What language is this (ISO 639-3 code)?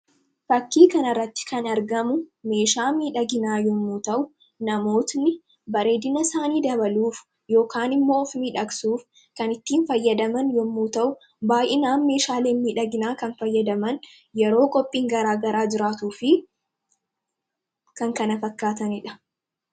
orm